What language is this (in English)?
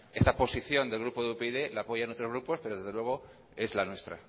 Spanish